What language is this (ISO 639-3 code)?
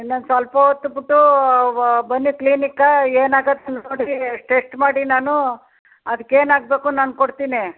kan